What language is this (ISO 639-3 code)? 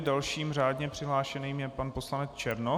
ces